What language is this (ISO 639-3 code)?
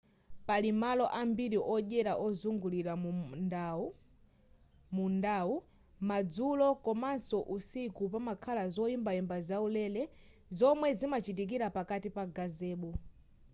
nya